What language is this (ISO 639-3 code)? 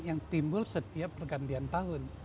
ind